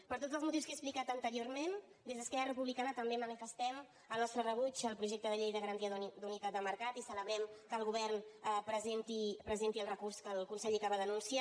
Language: Catalan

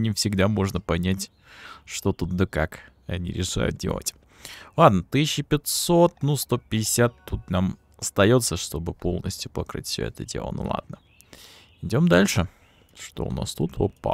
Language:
Russian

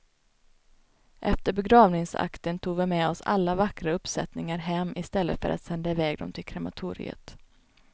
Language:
Swedish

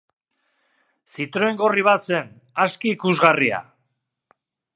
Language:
Basque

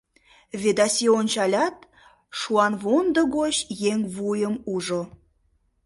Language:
Mari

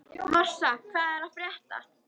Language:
Icelandic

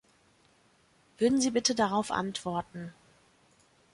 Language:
German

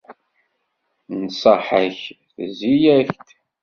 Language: Kabyle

